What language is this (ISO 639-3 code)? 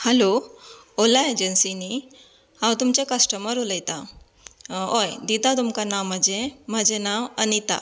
kok